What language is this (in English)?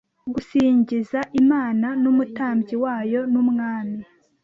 Kinyarwanda